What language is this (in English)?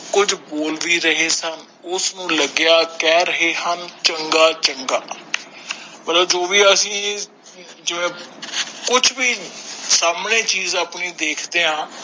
Punjabi